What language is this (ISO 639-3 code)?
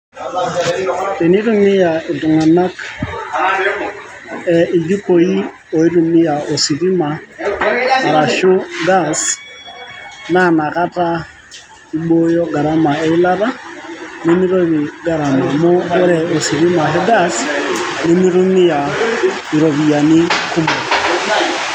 mas